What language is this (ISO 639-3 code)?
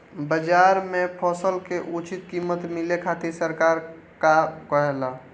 bho